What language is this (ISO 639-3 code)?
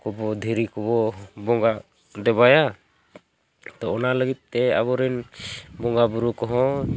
sat